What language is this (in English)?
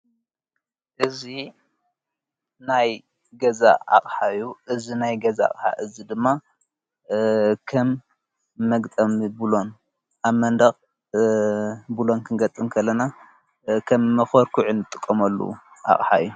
Tigrinya